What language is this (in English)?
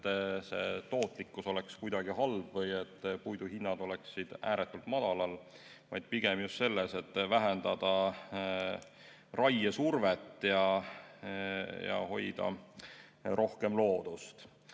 Estonian